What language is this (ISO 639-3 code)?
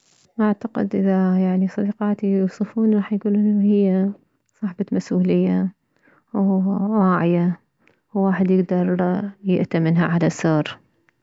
acm